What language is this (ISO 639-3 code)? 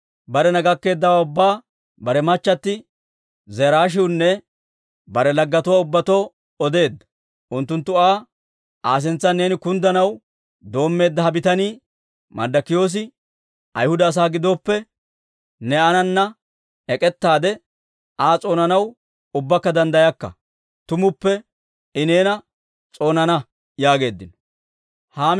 dwr